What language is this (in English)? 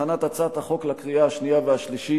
Hebrew